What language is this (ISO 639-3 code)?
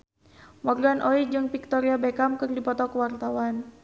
sun